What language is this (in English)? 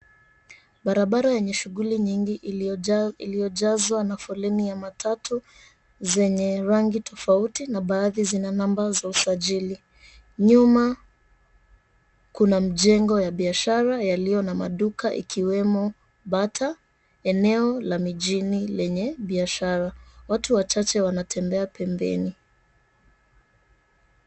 Swahili